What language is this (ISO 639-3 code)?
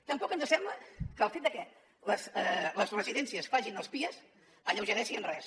cat